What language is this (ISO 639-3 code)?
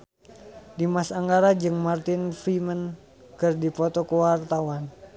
sun